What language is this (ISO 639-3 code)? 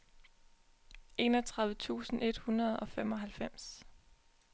dan